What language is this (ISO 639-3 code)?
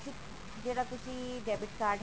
pan